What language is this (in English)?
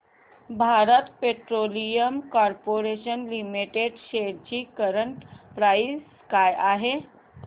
Marathi